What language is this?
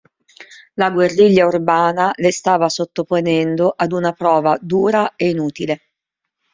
Italian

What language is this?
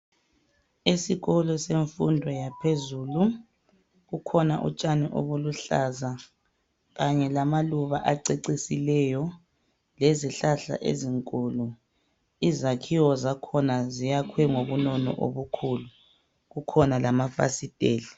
North Ndebele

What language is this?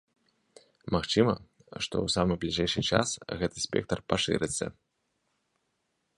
Belarusian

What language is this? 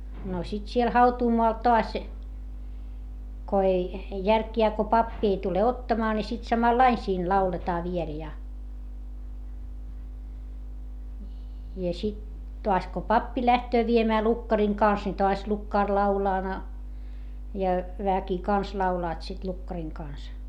Finnish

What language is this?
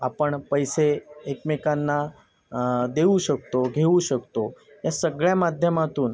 Marathi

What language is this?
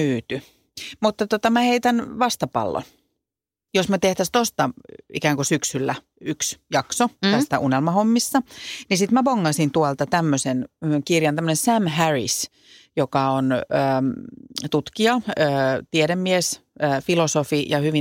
Finnish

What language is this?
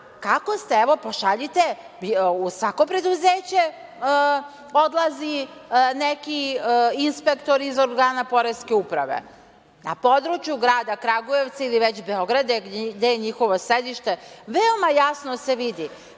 Serbian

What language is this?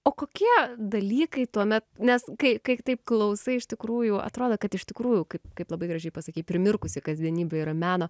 Lithuanian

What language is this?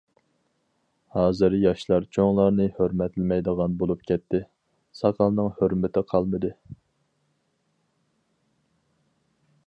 Uyghur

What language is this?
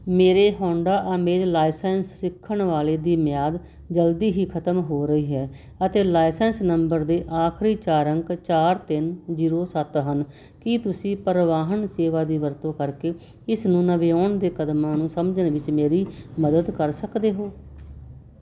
Punjabi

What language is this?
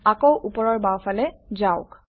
Assamese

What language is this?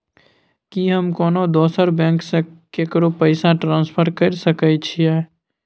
Maithili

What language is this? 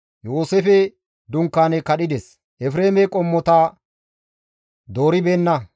Gamo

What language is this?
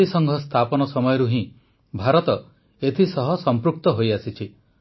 Odia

